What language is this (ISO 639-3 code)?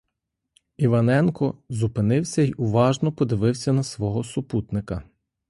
ukr